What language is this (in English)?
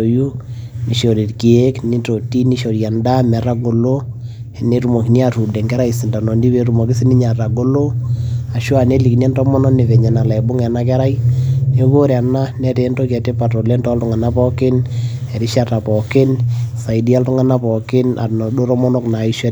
Masai